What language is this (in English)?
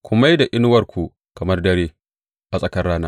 Hausa